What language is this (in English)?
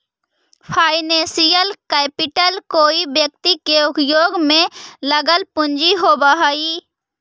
Magahi